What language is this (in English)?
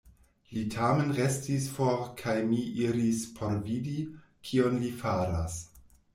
Esperanto